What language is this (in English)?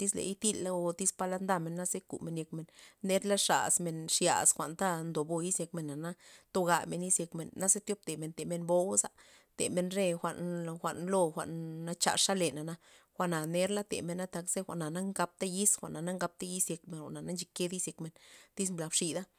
Loxicha Zapotec